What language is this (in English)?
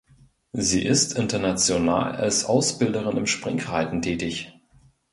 German